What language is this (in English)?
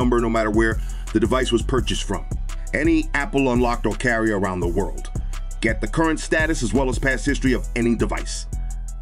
English